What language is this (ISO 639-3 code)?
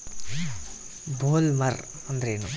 kan